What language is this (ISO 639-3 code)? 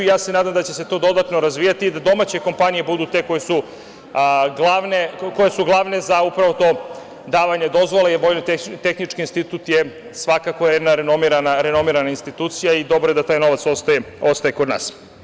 srp